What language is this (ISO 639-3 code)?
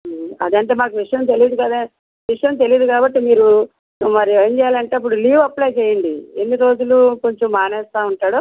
tel